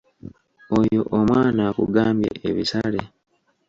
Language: Ganda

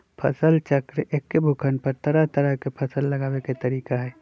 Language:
Magahi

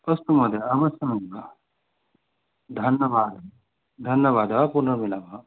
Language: Sanskrit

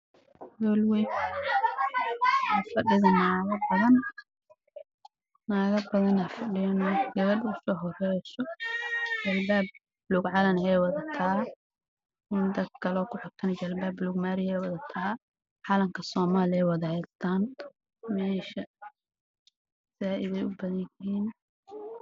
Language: Somali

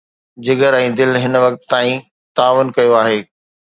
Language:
Sindhi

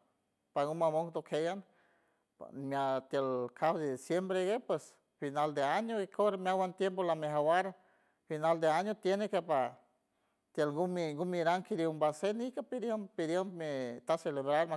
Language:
San Francisco Del Mar Huave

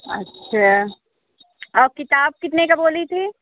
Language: Hindi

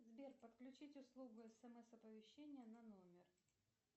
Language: Russian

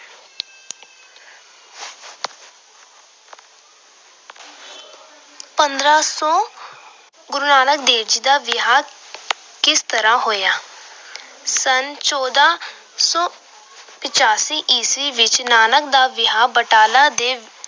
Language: Punjabi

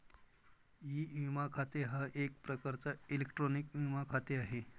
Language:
Marathi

